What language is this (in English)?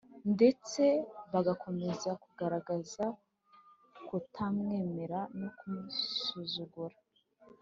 Kinyarwanda